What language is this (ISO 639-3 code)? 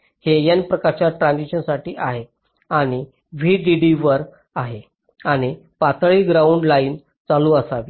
mar